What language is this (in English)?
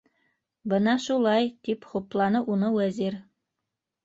Bashkir